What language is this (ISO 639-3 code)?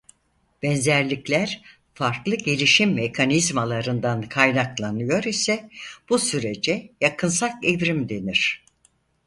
tur